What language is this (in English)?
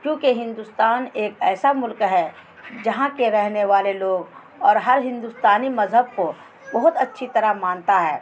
Urdu